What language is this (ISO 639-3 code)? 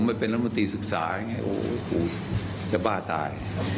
tha